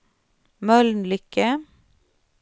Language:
Swedish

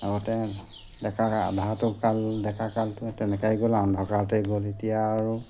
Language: Assamese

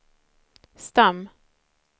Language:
Swedish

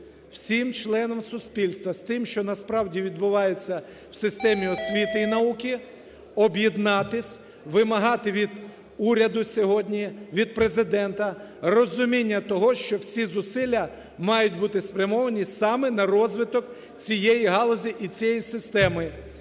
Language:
Ukrainian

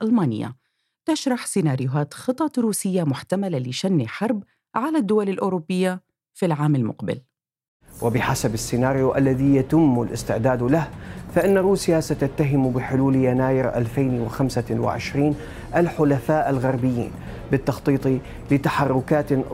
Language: Arabic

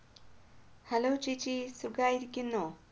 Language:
Malayalam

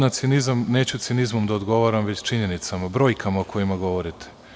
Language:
Serbian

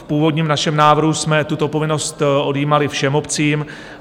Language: Czech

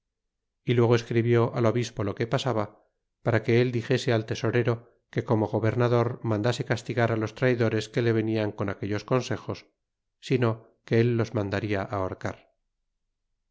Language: Spanish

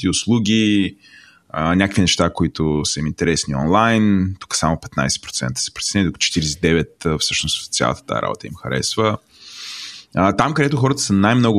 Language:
Bulgarian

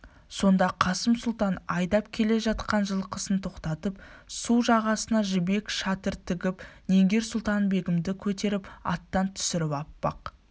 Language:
Kazakh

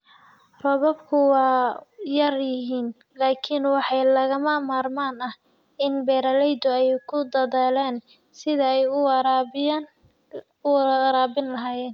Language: Somali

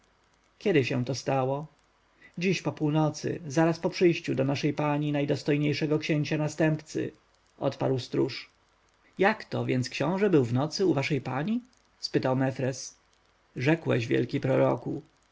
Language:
Polish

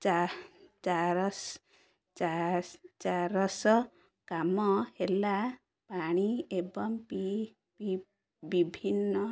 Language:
Odia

